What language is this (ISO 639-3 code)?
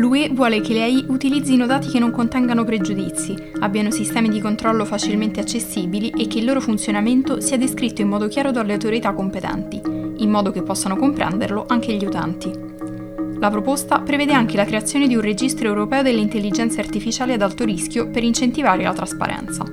ita